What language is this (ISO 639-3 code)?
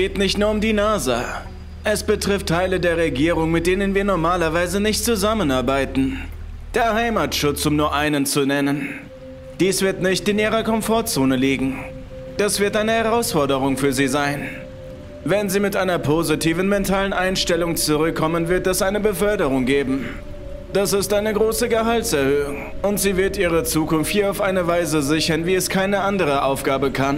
deu